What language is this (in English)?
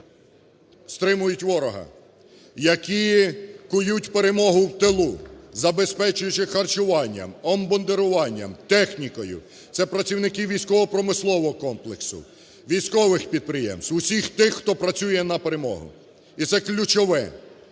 Ukrainian